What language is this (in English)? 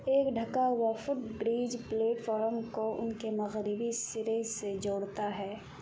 Urdu